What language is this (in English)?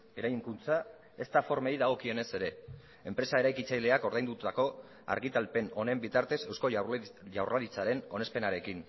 Basque